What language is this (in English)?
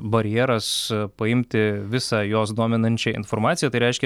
Lithuanian